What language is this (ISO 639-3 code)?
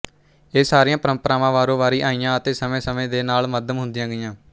pan